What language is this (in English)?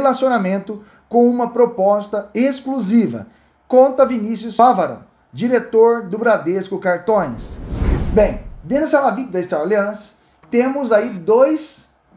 Portuguese